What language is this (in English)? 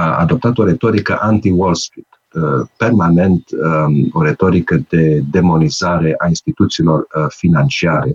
Romanian